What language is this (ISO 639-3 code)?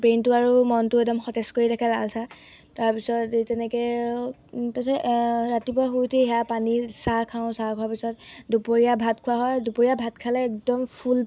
asm